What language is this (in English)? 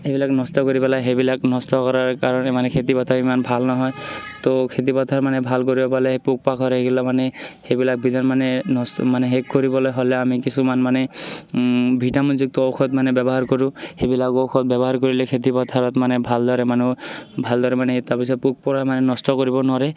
Assamese